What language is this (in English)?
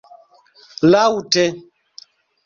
Esperanto